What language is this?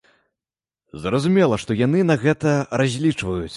Belarusian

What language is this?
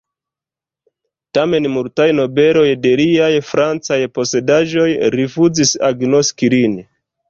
Esperanto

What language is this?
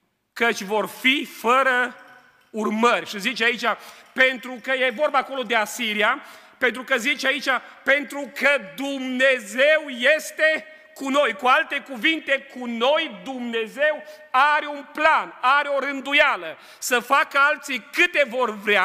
Romanian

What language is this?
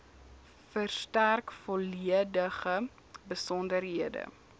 Afrikaans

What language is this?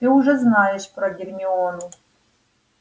Russian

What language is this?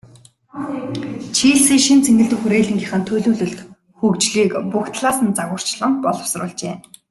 Mongolian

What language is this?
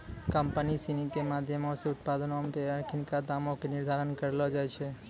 Maithili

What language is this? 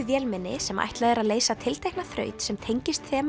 Icelandic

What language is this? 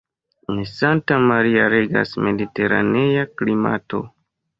Esperanto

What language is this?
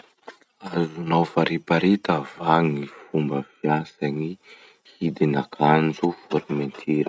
Masikoro Malagasy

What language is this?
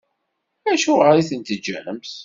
Kabyle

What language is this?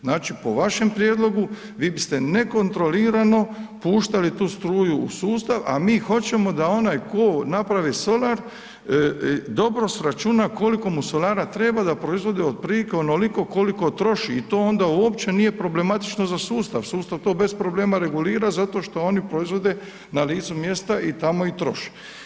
Croatian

